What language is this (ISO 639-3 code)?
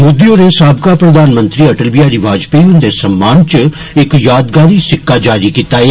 doi